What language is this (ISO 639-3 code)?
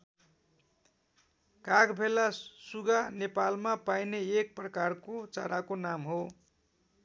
nep